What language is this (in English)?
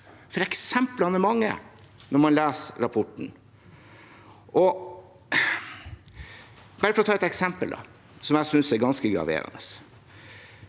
Norwegian